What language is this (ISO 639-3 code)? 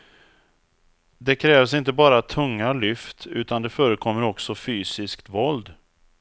swe